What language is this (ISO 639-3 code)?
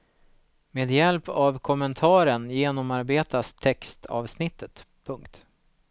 swe